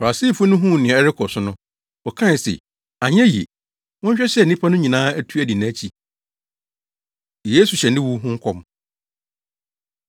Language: Akan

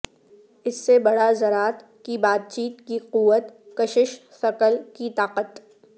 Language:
Urdu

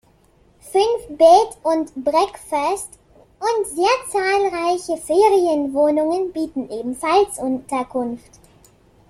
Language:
German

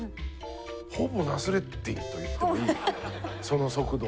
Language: Japanese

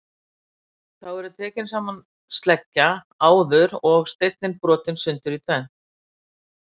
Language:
Icelandic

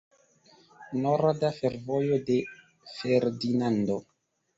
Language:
Esperanto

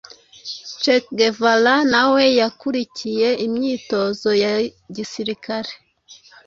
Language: Kinyarwanda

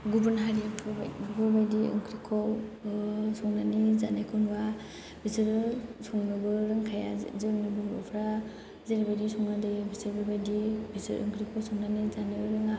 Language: Bodo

